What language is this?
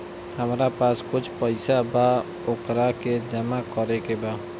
Bhojpuri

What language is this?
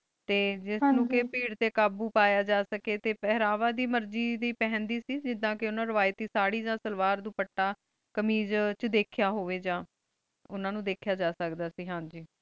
Punjabi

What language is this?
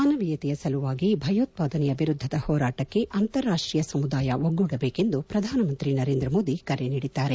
Kannada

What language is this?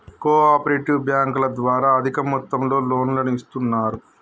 Telugu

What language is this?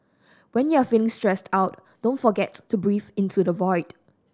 English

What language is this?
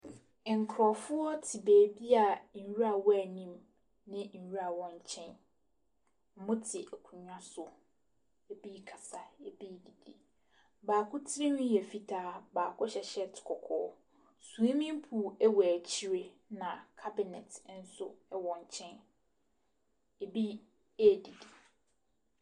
Akan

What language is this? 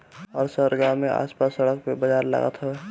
Bhojpuri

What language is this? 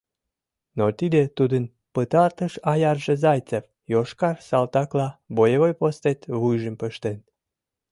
Mari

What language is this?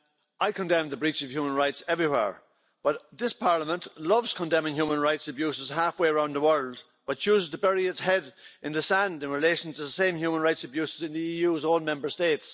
English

